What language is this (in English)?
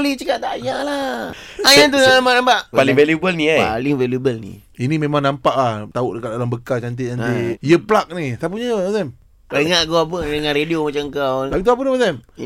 Malay